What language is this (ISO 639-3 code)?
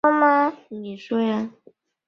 zho